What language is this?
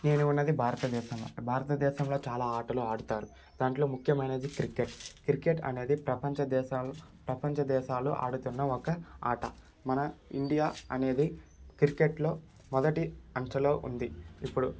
Telugu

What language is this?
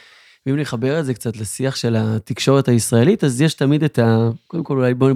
Hebrew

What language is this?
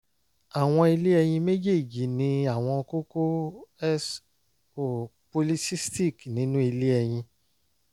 Yoruba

